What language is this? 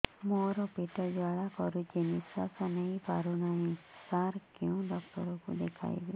Odia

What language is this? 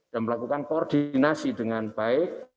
Indonesian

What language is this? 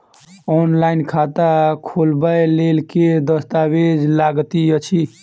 Maithili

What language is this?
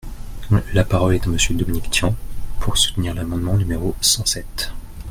French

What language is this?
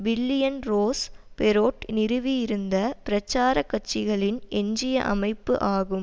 Tamil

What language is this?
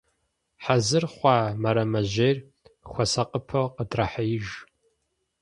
Kabardian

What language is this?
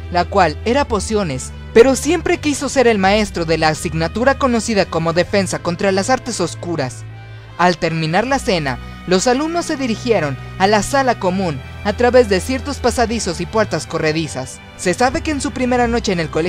Spanish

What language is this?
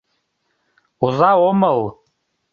Mari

